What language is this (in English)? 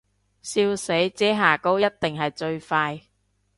Cantonese